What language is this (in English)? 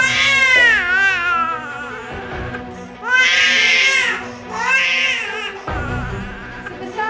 Indonesian